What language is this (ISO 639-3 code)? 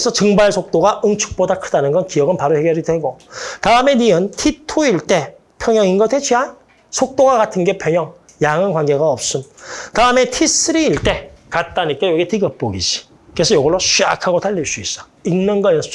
kor